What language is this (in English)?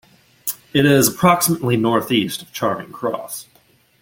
English